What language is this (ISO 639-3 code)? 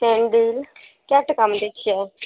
mai